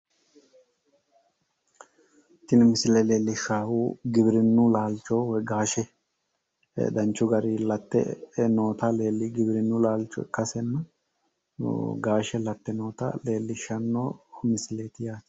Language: Sidamo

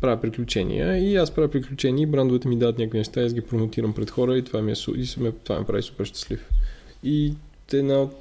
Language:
Bulgarian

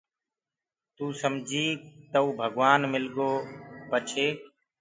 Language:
Gurgula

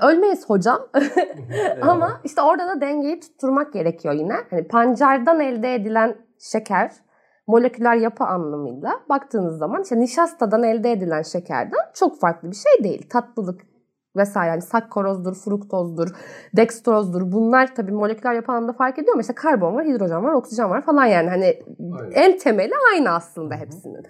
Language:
Turkish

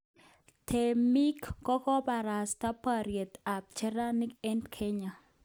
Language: Kalenjin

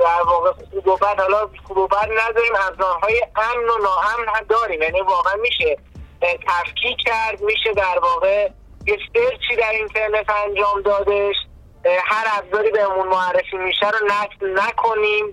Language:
Persian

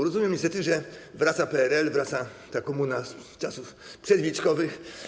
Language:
Polish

